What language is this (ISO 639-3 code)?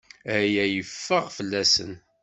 kab